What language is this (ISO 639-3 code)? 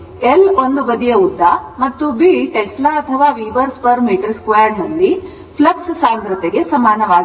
kan